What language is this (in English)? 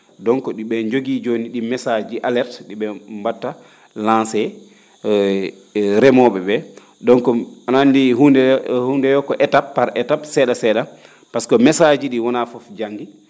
Fula